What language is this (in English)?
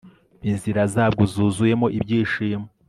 Kinyarwanda